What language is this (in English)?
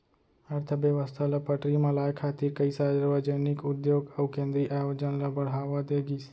Chhattisgarhi